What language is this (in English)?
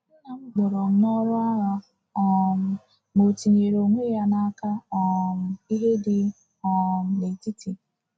Igbo